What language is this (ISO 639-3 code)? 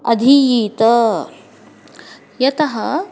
san